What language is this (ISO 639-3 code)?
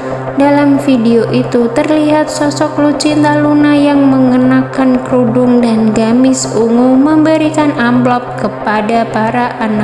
ind